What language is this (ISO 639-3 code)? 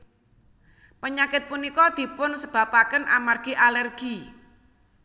jav